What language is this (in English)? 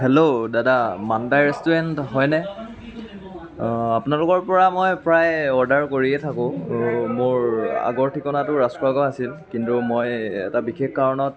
Assamese